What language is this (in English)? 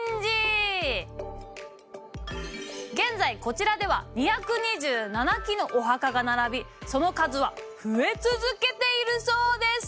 Japanese